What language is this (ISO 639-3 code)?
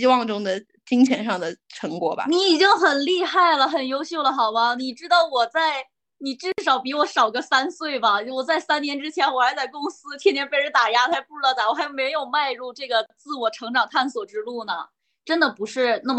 zho